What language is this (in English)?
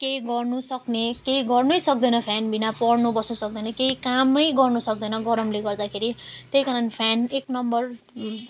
Nepali